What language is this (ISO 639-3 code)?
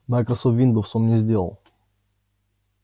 rus